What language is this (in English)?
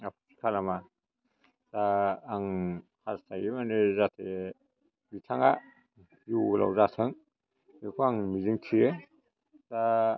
Bodo